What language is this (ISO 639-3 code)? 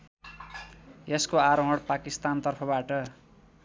nep